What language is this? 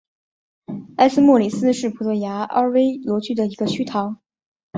Chinese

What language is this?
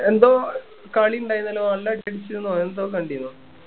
Malayalam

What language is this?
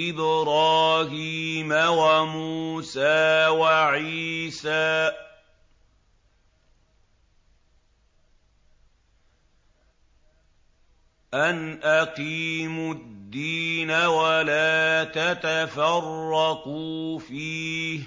Arabic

